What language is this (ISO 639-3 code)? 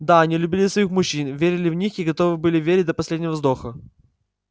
rus